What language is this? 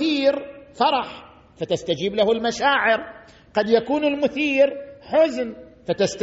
Arabic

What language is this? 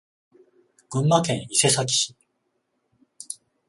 Japanese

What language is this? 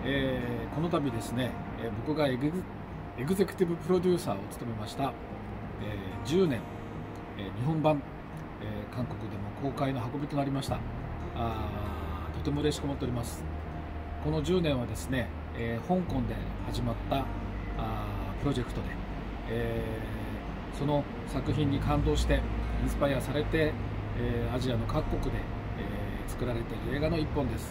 Japanese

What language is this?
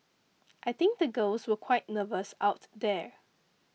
English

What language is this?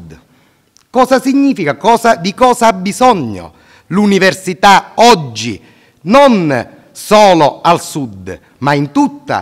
Italian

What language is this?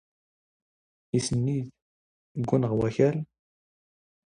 Standard Moroccan Tamazight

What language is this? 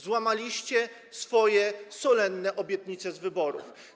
Polish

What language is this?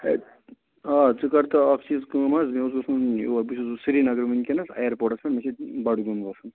Kashmiri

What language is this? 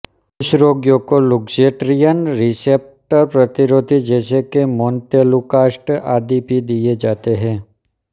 Hindi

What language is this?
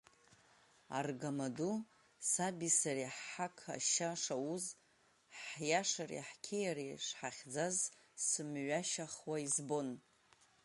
Abkhazian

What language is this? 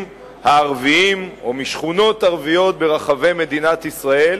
Hebrew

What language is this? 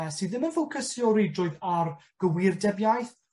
Welsh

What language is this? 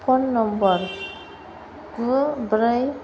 Bodo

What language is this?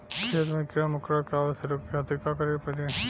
Bhojpuri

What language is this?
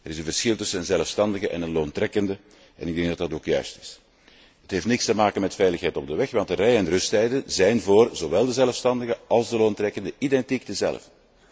Dutch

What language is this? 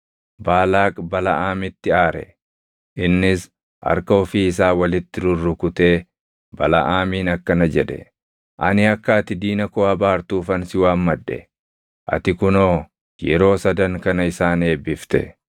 Oromo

